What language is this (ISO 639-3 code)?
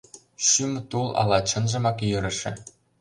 chm